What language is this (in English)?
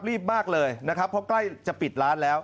Thai